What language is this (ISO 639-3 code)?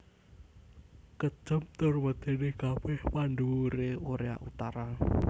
jav